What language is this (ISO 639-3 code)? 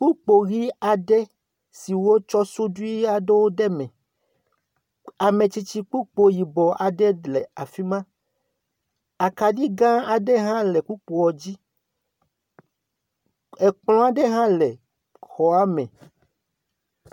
ewe